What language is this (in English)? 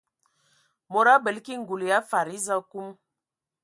Ewondo